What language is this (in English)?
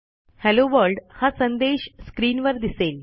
Marathi